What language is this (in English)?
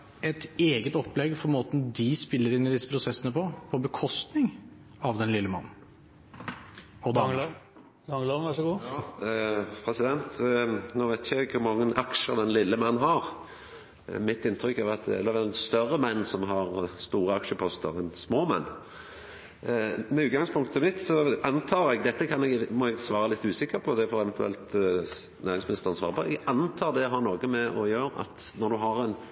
Norwegian